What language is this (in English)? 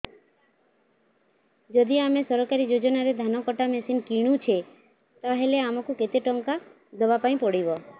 Odia